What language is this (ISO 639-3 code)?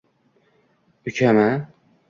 uzb